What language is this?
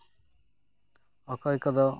Santali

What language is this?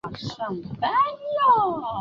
Chinese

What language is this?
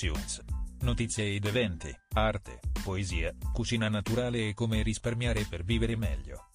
Italian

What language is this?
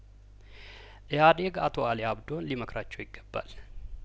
Amharic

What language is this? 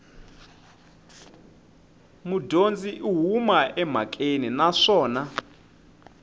Tsonga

